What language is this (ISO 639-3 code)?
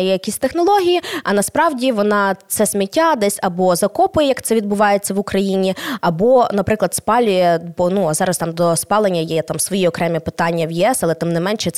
ukr